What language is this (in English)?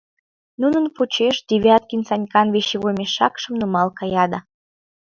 Mari